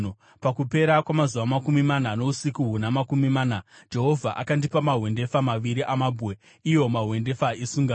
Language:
Shona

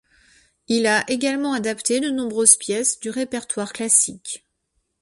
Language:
French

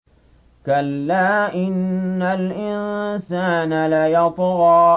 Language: Arabic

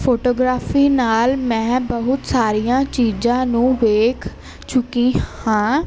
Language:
Punjabi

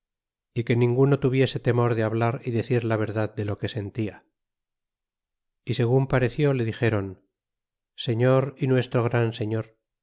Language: Spanish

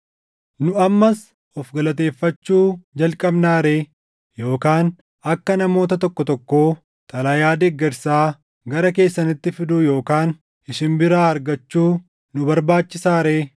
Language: Oromo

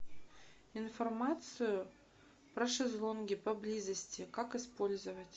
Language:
Russian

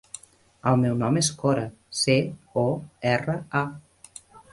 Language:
Catalan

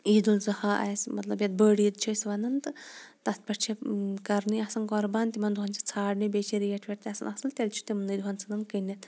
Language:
Kashmiri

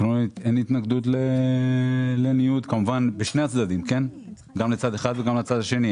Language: Hebrew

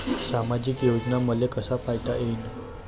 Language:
Marathi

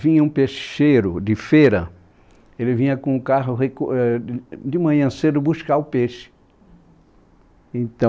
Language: Portuguese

